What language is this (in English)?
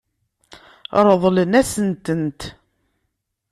Kabyle